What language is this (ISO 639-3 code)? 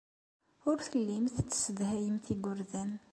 kab